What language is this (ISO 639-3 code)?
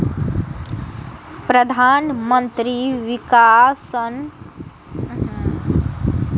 mai